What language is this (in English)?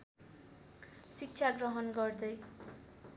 Nepali